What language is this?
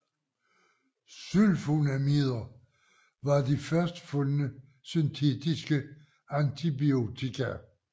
Danish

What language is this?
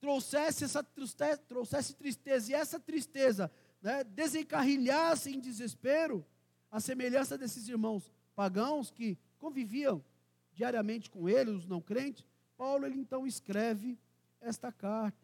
Portuguese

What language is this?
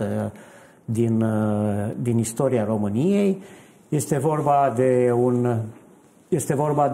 Romanian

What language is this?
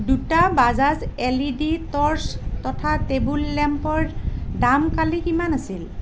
Assamese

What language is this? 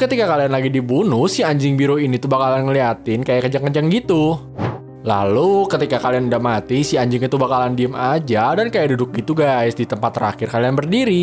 Indonesian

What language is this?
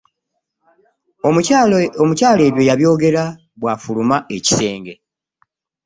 Ganda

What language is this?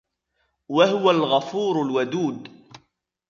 Arabic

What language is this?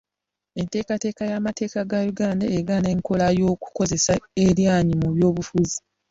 Ganda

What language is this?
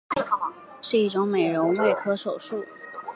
Chinese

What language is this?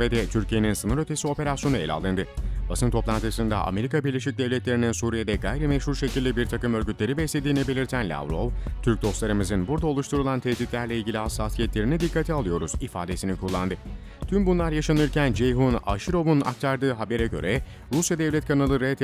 Turkish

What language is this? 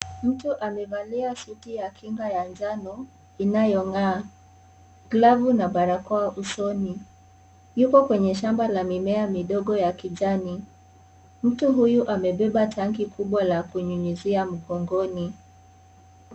Swahili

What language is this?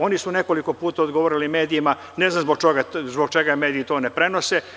Serbian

